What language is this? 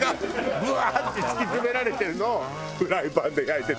Japanese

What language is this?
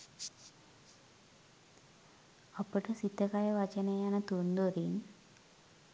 Sinhala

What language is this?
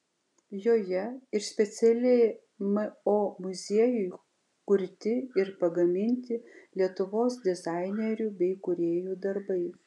Lithuanian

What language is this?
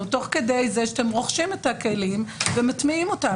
Hebrew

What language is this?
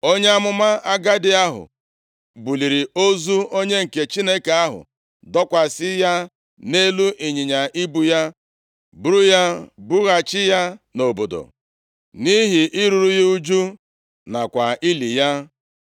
Igbo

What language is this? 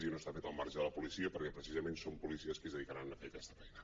Catalan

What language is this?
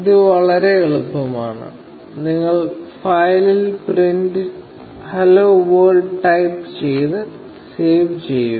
Malayalam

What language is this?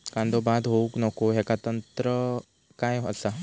Marathi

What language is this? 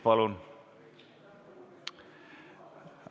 Estonian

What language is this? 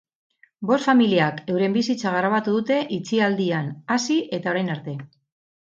Basque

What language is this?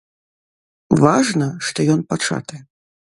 Belarusian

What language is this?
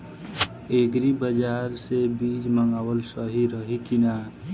Bhojpuri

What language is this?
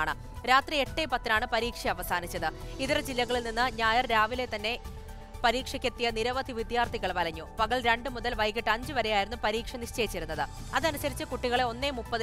Hindi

